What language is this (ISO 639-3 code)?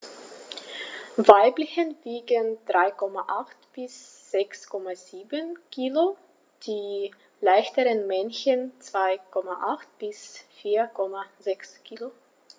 deu